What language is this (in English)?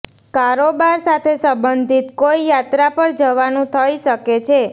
Gujarati